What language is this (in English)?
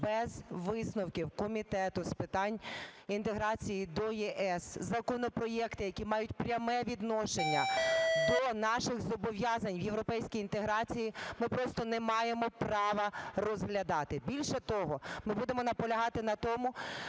Ukrainian